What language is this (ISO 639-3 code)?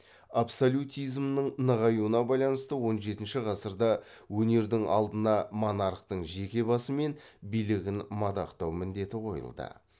kaz